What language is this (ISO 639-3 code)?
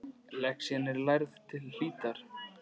isl